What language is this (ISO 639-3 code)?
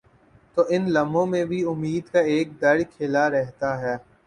urd